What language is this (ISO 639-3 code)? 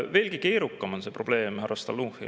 est